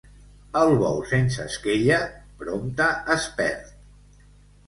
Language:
Catalan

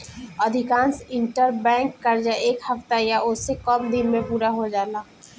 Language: Bhojpuri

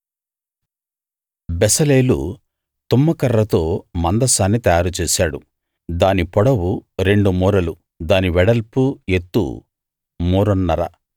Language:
Telugu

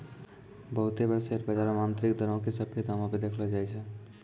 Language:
Maithili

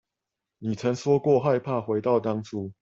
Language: Chinese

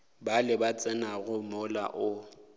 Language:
Northern Sotho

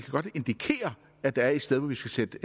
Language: Danish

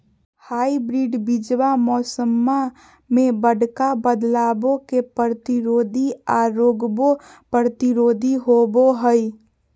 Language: Magahi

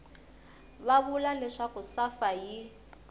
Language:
Tsonga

